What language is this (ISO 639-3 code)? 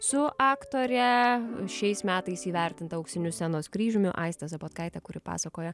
lit